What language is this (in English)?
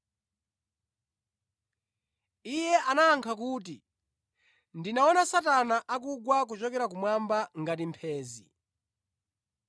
Nyanja